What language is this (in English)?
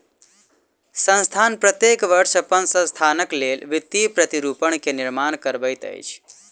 Maithili